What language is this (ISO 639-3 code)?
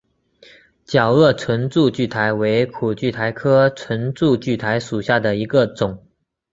zho